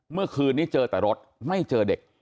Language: Thai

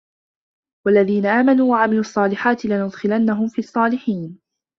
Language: Arabic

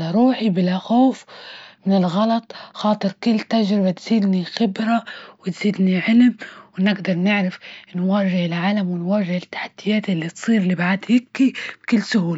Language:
Libyan Arabic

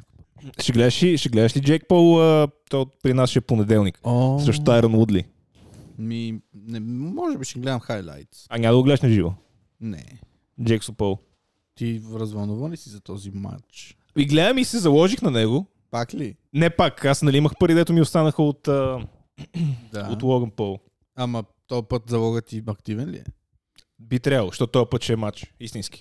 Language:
Bulgarian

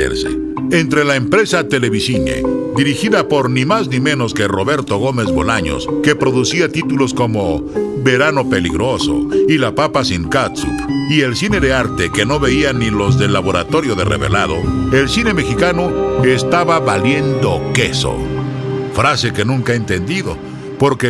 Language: Spanish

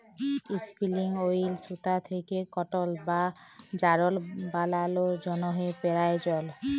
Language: Bangla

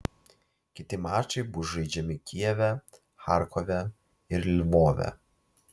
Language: Lithuanian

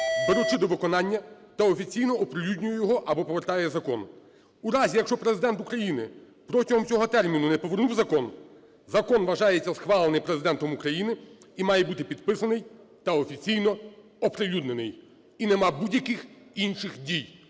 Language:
Ukrainian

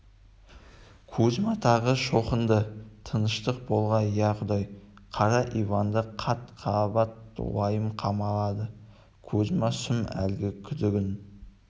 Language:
Kazakh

